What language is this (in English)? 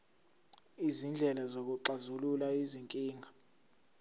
Zulu